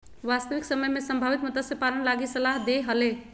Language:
Magahi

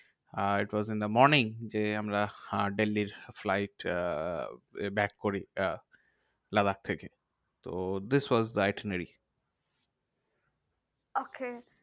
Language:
Bangla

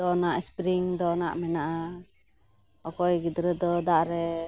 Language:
Santali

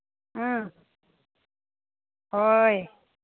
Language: Manipuri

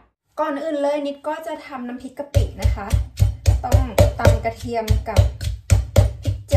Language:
Thai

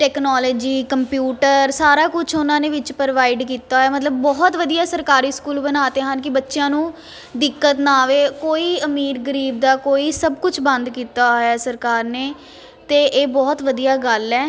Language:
Punjabi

